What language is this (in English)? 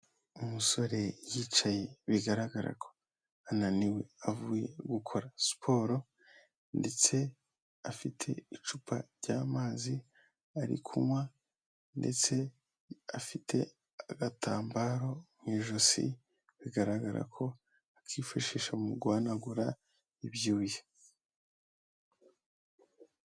Kinyarwanda